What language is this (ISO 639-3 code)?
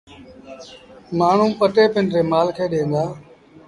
sbn